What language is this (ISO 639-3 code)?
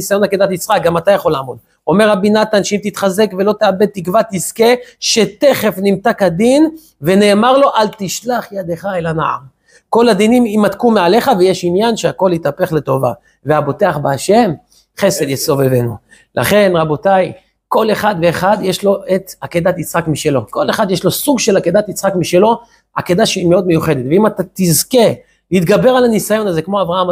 heb